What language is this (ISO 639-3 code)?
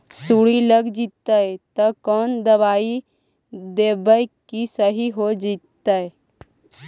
mag